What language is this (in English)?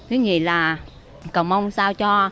Vietnamese